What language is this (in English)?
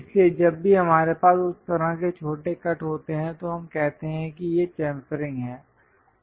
Hindi